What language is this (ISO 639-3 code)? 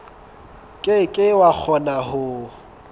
sot